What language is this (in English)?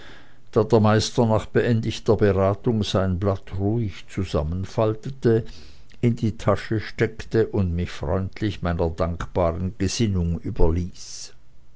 German